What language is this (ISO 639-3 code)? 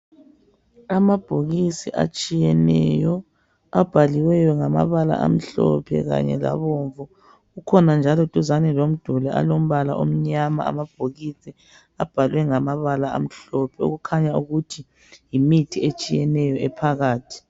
nde